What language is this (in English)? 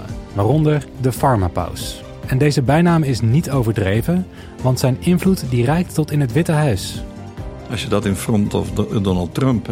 Dutch